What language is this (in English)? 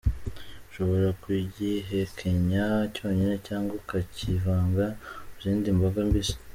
Kinyarwanda